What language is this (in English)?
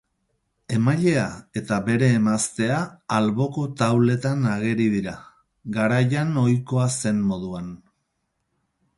Basque